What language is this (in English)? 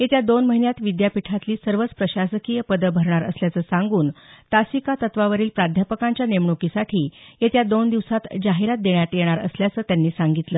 Marathi